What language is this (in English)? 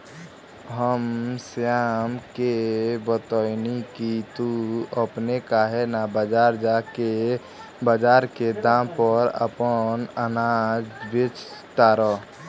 Bhojpuri